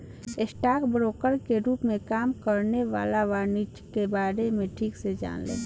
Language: Bhojpuri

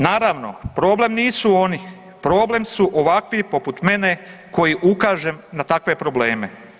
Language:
Croatian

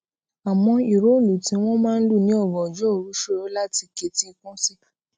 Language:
Yoruba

